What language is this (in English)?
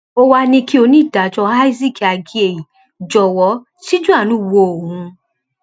Yoruba